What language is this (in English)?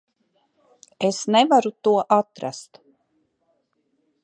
Latvian